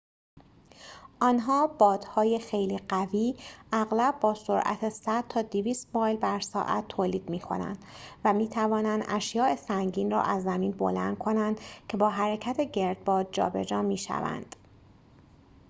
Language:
Persian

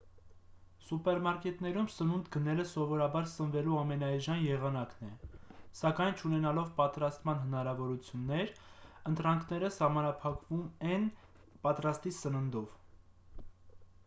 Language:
Armenian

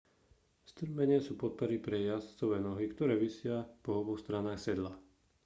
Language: Slovak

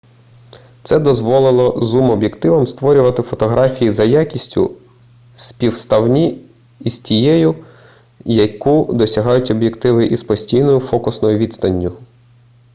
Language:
Ukrainian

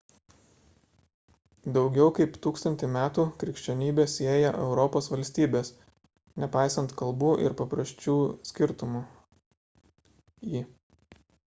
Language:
Lithuanian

